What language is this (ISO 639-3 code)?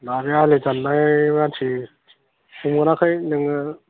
brx